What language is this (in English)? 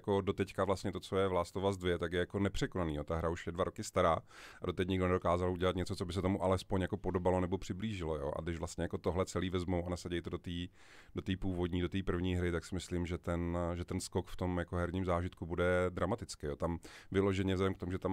Czech